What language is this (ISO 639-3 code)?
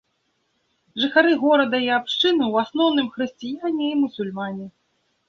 bel